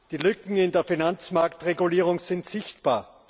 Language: German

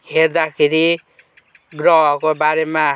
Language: Nepali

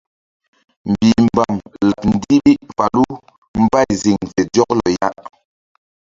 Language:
Mbum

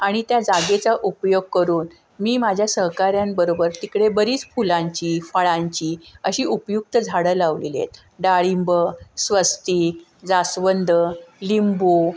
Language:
Marathi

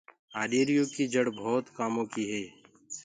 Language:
Gurgula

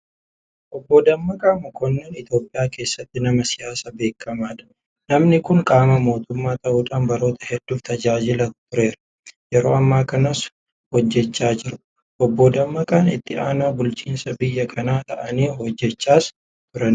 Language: Oromo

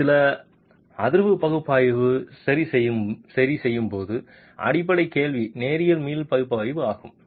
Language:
Tamil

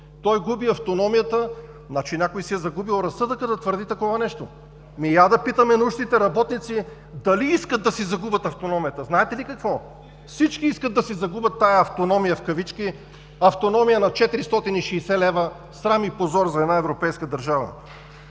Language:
Bulgarian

